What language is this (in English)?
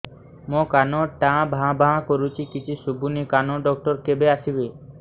Odia